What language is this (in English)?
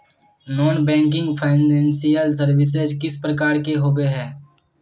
Magahi